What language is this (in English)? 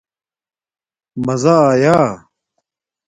Domaaki